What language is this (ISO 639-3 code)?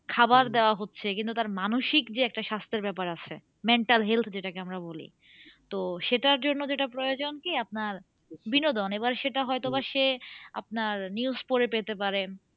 ben